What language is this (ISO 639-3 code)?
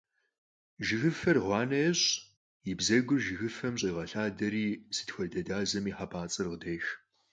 kbd